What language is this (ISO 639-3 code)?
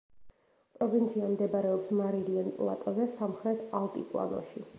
kat